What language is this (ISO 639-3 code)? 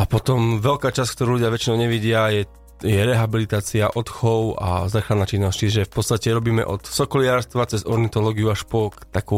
slk